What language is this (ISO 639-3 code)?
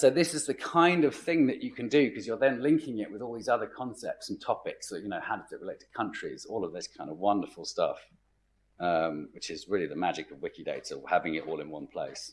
eng